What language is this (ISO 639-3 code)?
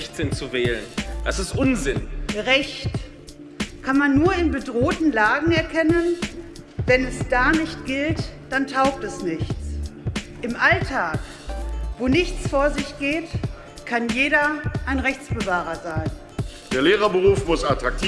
deu